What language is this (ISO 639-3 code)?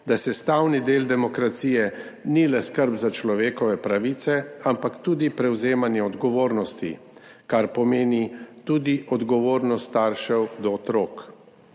slv